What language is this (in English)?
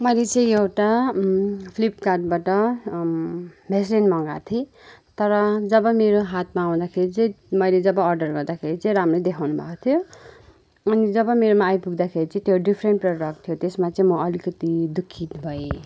Nepali